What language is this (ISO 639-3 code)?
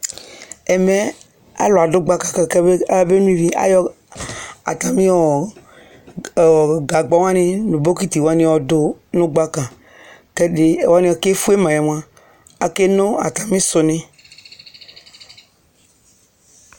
kpo